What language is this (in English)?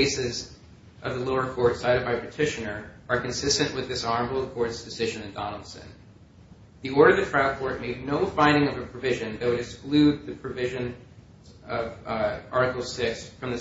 English